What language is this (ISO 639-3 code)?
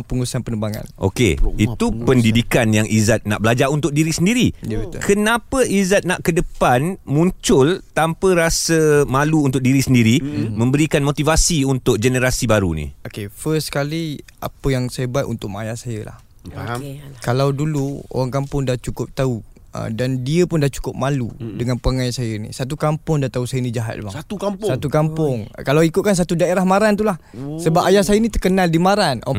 msa